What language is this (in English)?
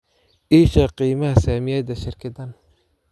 Somali